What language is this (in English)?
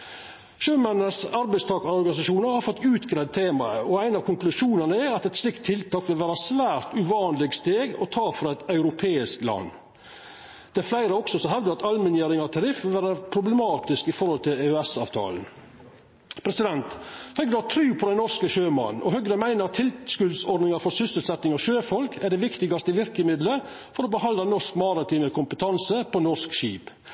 Norwegian Nynorsk